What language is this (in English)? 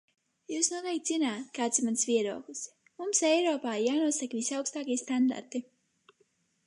Latvian